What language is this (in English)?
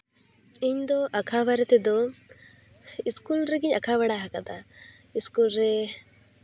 Santali